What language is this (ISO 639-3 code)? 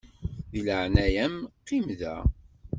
kab